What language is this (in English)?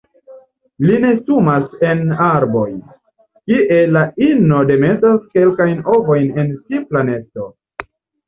Esperanto